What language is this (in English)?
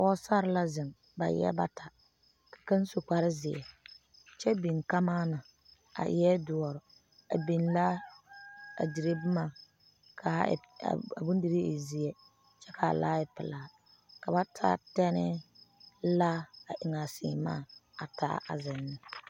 Southern Dagaare